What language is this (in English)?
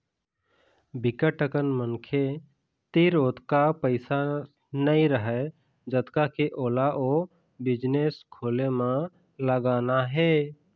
Chhattisgarhi